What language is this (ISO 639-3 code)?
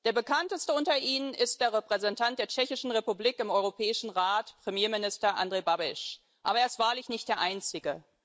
deu